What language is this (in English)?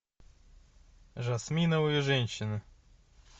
Russian